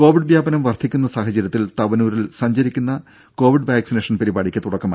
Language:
Malayalam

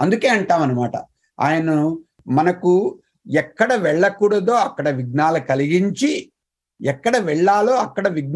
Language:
Telugu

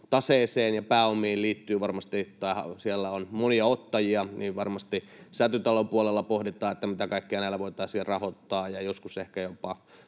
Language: Finnish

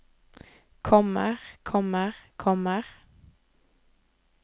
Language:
Norwegian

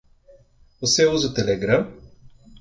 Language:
Portuguese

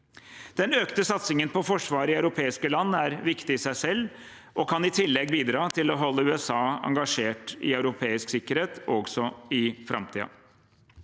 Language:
Norwegian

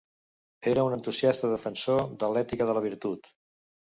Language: Catalan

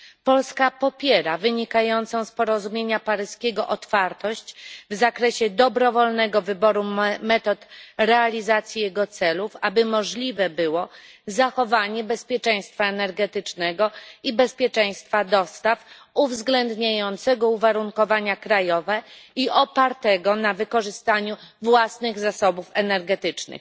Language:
Polish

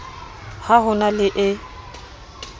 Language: Southern Sotho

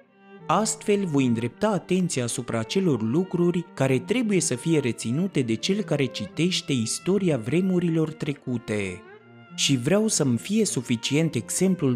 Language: Romanian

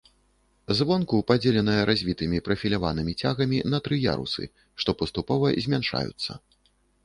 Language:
Belarusian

